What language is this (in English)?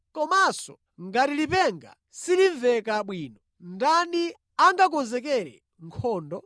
Nyanja